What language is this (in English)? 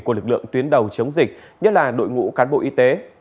Vietnamese